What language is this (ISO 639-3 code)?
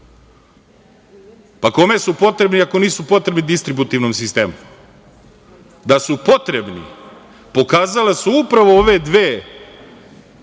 srp